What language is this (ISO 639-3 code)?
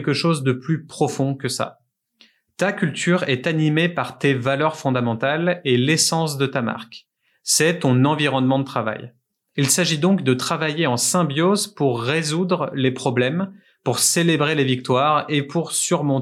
fra